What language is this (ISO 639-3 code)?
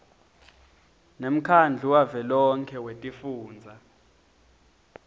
ssw